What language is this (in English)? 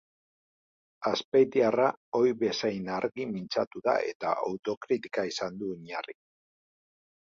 Basque